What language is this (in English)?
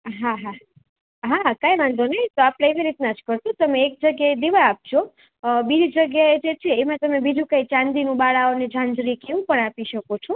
Gujarati